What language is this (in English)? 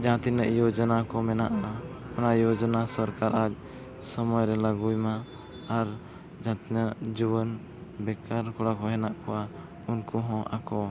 Santali